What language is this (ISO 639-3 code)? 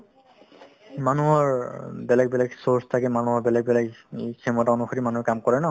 asm